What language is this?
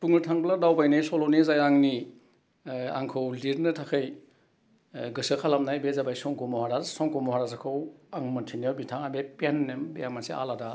Bodo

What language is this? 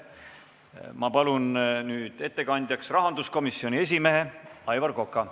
Estonian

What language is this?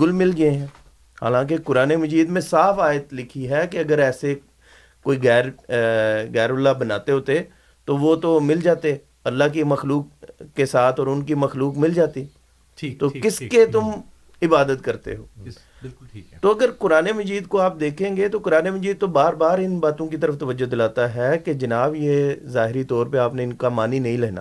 Urdu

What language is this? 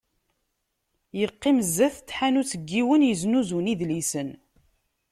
Kabyle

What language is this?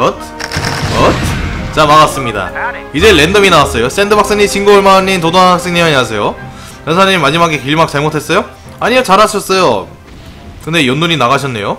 Korean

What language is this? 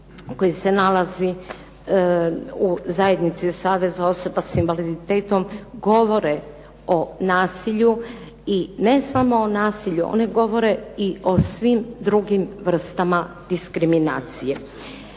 Croatian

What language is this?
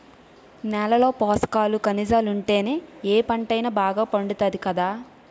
Telugu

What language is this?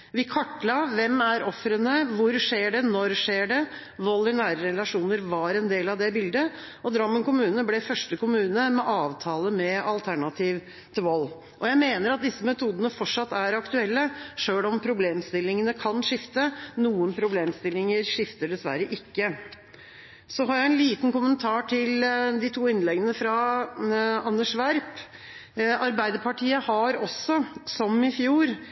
Norwegian Bokmål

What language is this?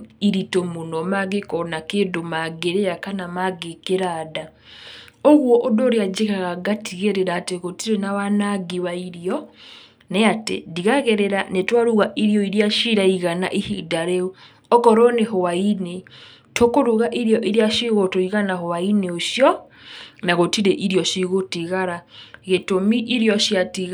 Kikuyu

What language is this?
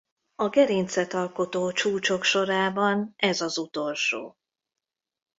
Hungarian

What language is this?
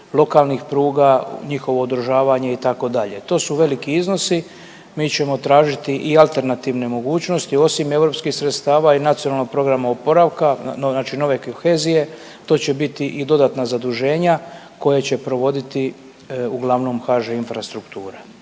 Croatian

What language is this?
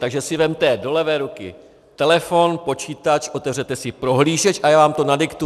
Czech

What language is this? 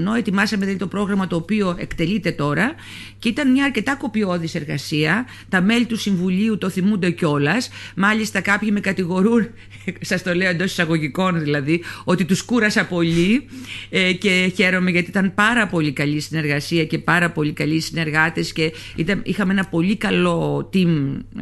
Greek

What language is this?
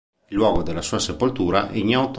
Italian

